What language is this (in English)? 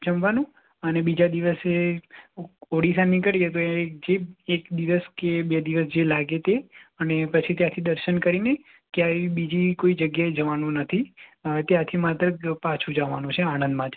Gujarati